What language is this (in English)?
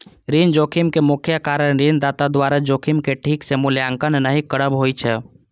Maithili